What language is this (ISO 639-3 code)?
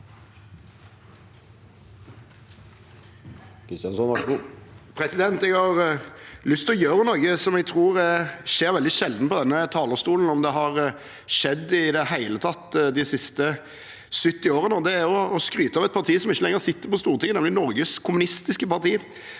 nor